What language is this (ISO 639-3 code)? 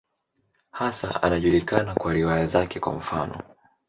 swa